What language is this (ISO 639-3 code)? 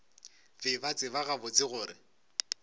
nso